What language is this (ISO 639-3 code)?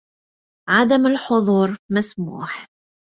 ara